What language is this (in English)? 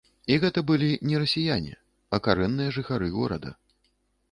Belarusian